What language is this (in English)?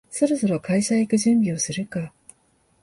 Japanese